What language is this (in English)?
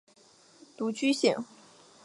Chinese